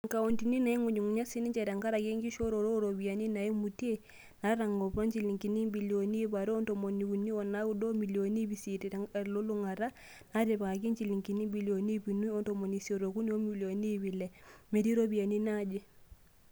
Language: Masai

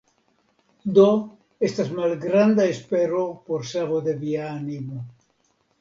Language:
Esperanto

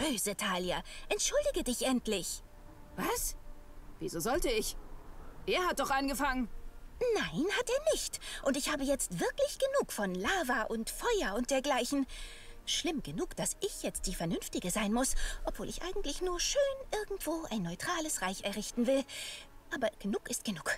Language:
German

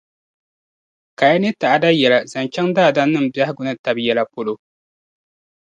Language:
Dagbani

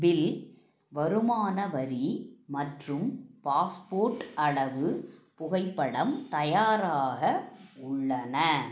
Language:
Tamil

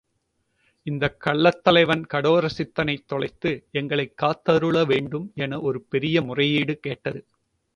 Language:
Tamil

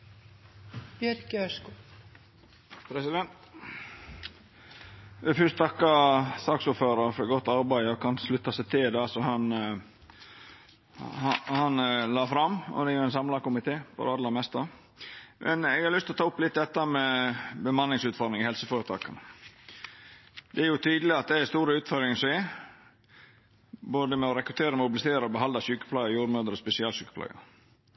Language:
Norwegian Nynorsk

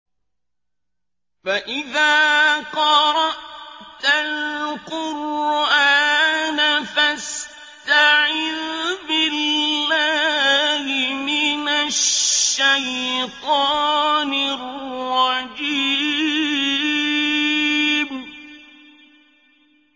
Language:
Arabic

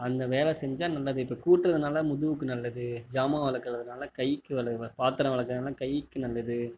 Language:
Tamil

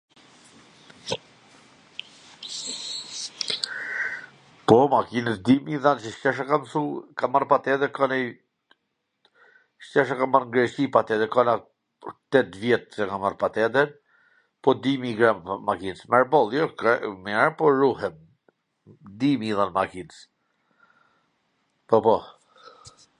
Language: Gheg Albanian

